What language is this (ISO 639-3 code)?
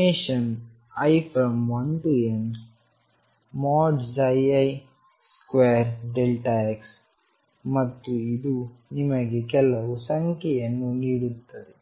kan